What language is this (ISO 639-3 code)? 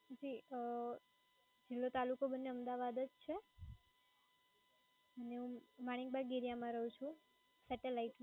guj